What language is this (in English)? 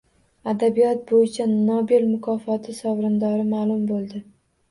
Uzbek